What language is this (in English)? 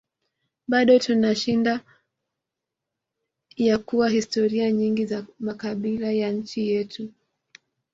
Swahili